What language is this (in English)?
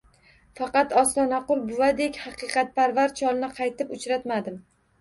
Uzbek